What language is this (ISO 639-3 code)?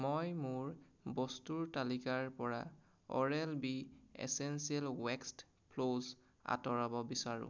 asm